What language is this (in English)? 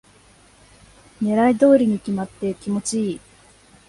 Japanese